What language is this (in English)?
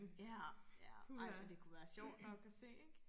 Danish